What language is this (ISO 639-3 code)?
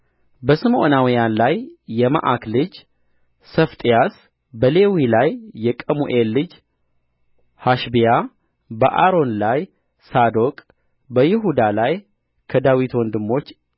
amh